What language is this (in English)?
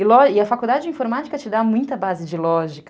Portuguese